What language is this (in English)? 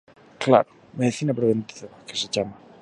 Galician